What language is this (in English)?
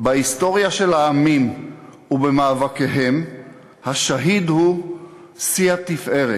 Hebrew